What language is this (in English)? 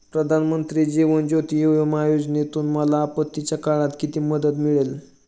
Marathi